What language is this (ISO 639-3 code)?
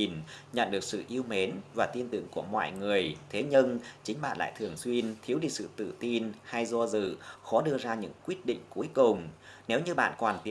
vie